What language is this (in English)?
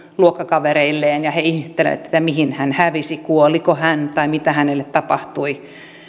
Finnish